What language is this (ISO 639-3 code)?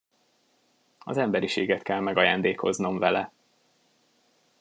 hun